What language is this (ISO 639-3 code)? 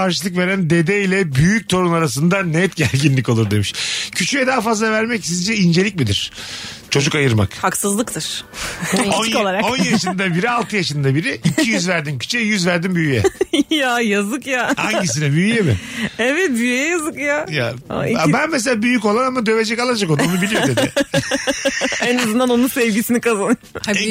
tur